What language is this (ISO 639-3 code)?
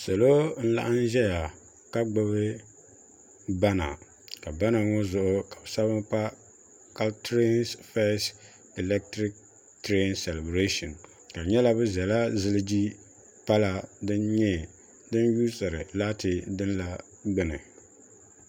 dag